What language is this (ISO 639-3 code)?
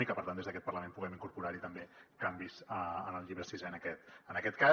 cat